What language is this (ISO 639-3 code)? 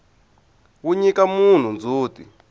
tso